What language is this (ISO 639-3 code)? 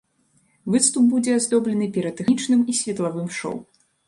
bel